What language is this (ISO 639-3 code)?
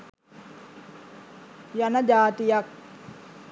sin